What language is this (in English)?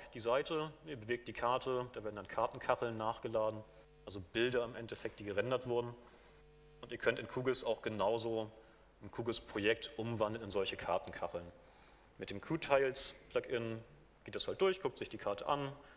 German